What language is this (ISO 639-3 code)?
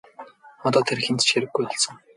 mon